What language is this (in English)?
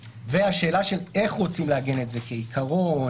Hebrew